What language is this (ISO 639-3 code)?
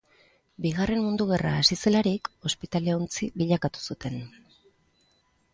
eus